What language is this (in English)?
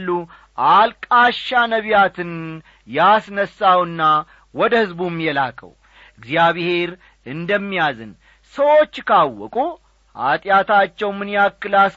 Amharic